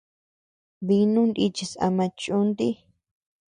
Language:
Tepeuxila Cuicatec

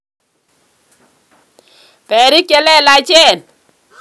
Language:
Kalenjin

